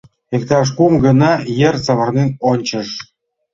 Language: Mari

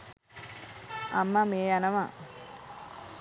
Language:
Sinhala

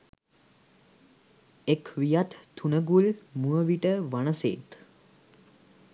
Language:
Sinhala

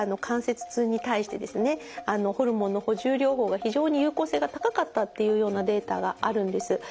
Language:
Japanese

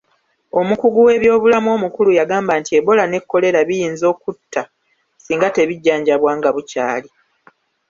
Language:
Ganda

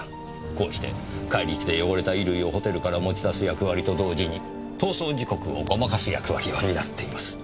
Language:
Japanese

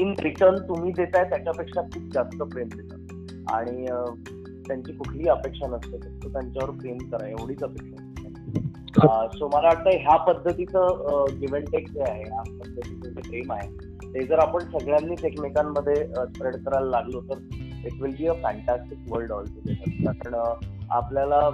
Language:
Marathi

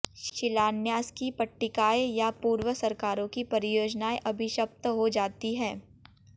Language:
Hindi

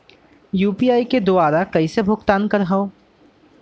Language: Chhattisgarhi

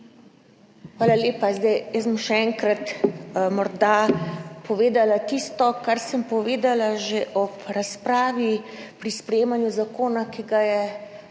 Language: Slovenian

